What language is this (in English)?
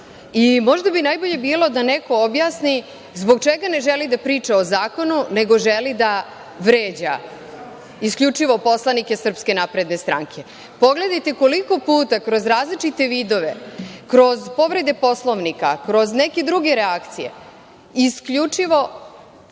Serbian